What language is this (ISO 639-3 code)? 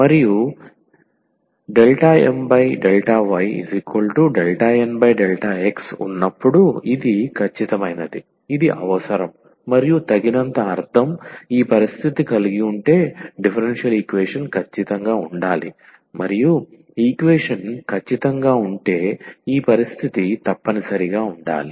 tel